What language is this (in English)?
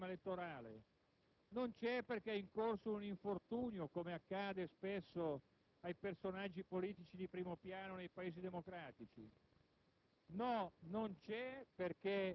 Italian